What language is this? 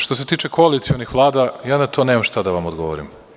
Serbian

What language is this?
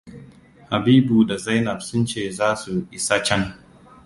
Hausa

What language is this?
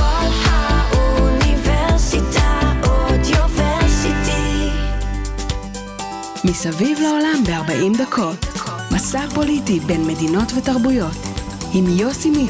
Hebrew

